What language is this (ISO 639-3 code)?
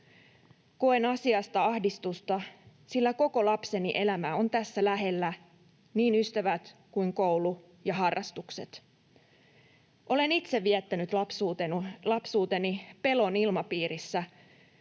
fin